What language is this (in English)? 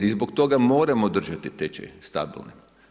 Croatian